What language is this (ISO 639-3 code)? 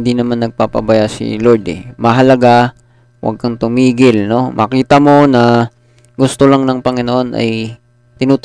fil